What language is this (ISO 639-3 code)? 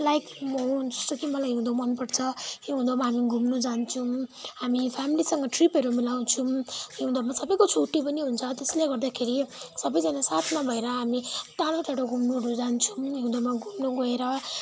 nep